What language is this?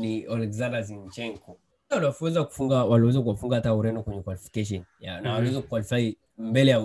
Swahili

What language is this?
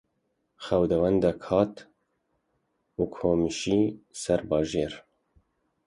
Kurdish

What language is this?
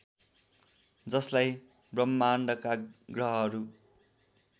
Nepali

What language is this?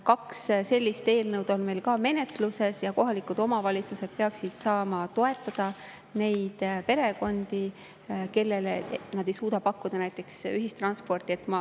Estonian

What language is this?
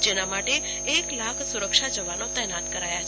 Gujarati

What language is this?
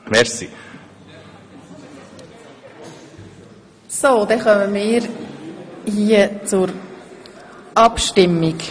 Swiss German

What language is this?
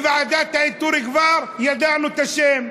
Hebrew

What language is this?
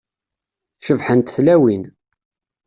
Kabyle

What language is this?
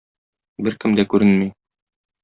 Tatar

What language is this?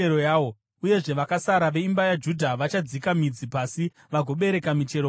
Shona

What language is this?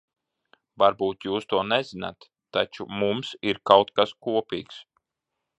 Latvian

